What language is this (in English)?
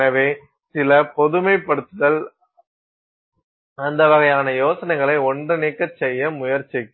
Tamil